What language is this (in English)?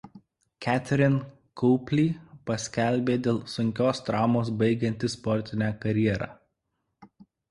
Lithuanian